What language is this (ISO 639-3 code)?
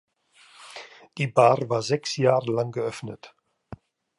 deu